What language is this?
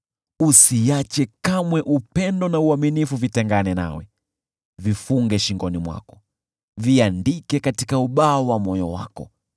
Swahili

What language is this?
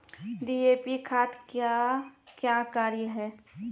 Maithili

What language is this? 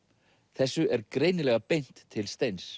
Icelandic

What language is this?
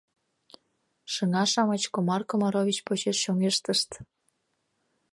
Mari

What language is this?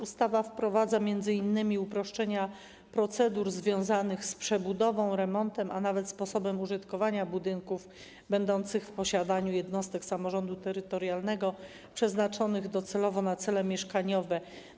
Polish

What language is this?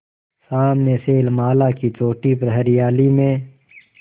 Hindi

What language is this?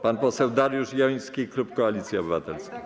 Polish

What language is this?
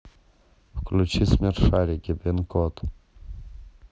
Russian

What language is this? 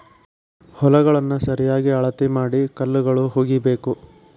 Kannada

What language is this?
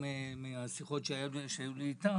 Hebrew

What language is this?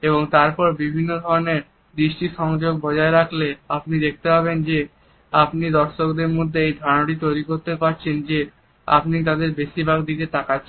Bangla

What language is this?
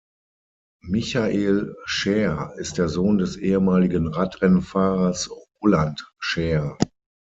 German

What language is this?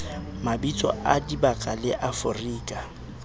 Southern Sotho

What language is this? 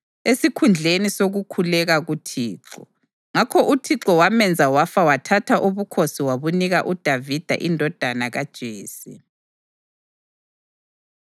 North Ndebele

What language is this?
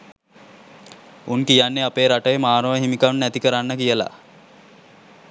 Sinhala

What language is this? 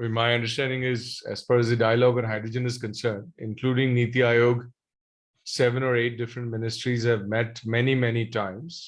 English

